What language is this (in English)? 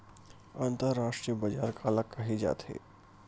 Chhattisgarhi